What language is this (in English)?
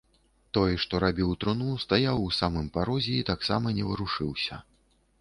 Belarusian